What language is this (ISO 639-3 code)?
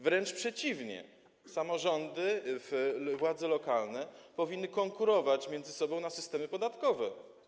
pol